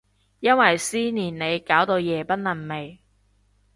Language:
Cantonese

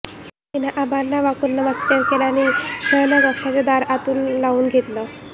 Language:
Marathi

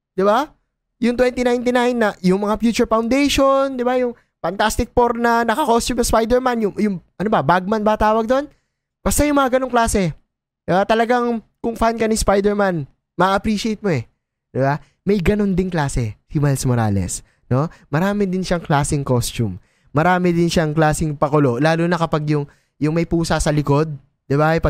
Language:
Filipino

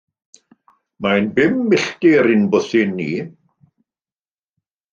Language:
Welsh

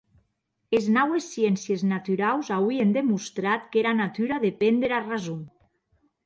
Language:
Occitan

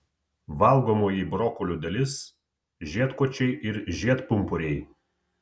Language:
Lithuanian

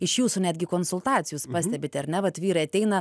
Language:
Lithuanian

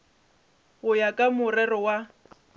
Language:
Northern Sotho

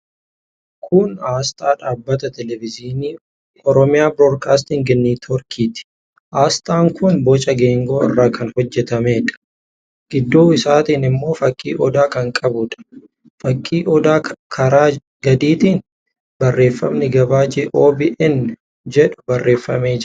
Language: Oromo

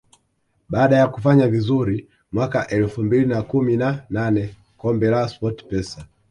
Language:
Swahili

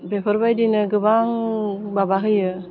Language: Bodo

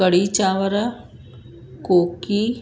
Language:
Sindhi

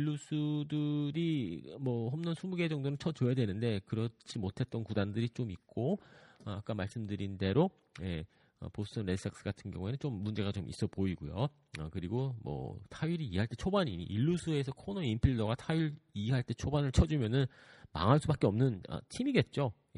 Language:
Korean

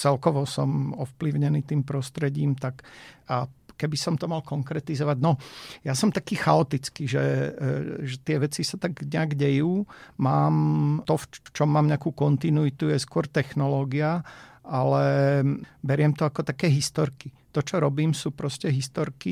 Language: Slovak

